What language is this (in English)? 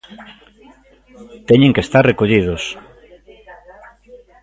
Galician